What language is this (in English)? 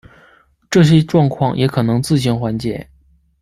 Chinese